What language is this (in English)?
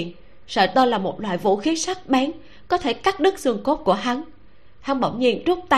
Vietnamese